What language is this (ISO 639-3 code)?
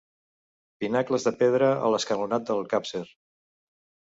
cat